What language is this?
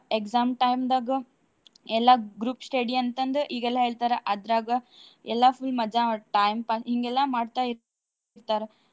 Kannada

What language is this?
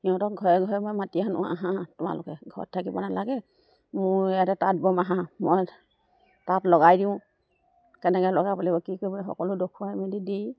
Assamese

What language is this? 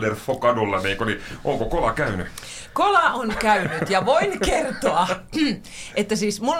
Finnish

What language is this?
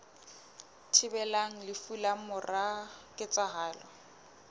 Southern Sotho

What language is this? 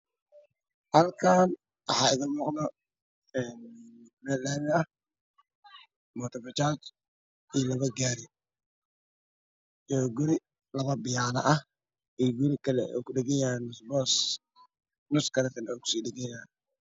Somali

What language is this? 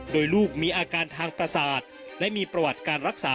Thai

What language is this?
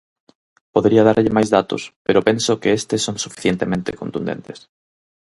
Galician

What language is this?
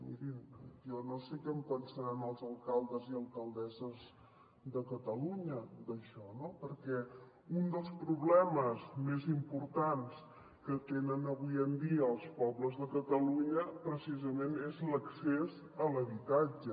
Catalan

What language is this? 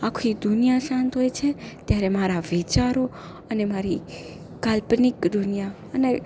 Gujarati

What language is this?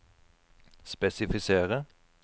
Norwegian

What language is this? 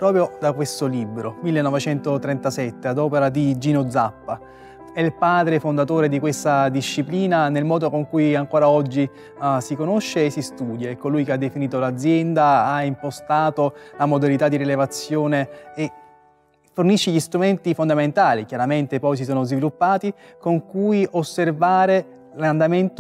Italian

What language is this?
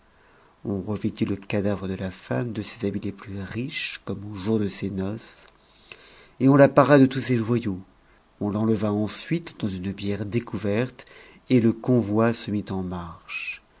French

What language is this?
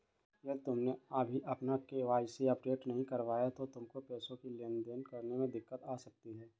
Hindi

